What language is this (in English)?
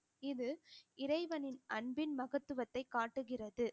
Tamil